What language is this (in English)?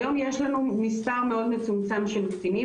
Hebrew